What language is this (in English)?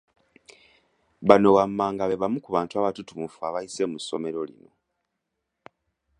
Ganda